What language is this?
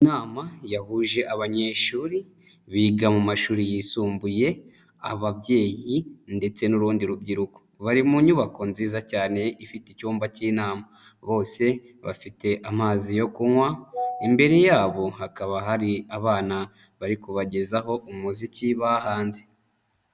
Kinyarwanda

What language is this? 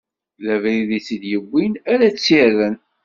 Kabyle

